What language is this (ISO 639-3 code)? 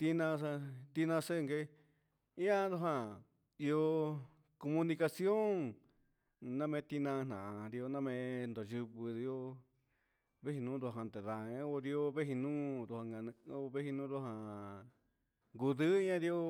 mxs